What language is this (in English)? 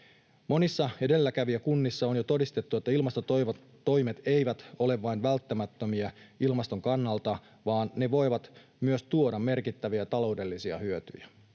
Finnish